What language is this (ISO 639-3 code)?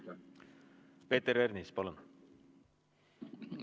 est